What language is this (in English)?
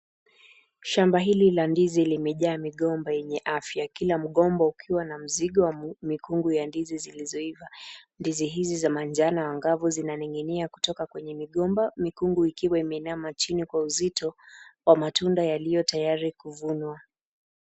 Swahili